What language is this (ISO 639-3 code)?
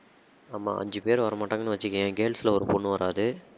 tam